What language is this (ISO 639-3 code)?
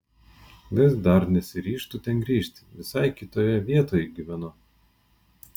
lit